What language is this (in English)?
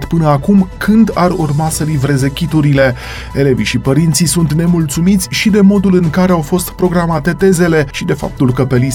Romanian